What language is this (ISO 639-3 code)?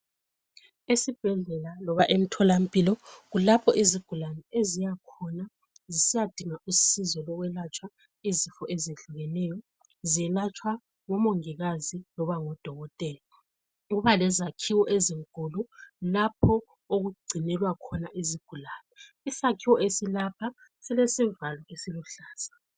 nde